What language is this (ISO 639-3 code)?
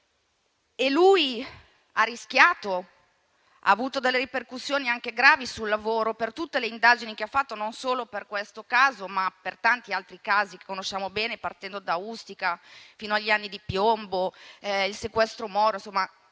ita